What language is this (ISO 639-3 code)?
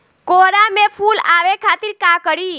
bho